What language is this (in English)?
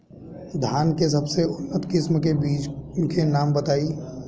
Bhojpuri